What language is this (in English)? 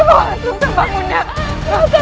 Indonesian